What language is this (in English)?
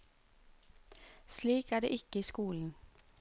Norwegian